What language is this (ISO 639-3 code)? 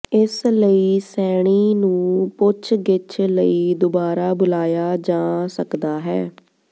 pan